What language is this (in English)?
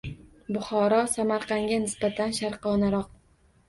Uzbek